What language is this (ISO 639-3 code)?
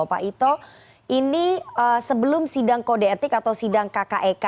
ind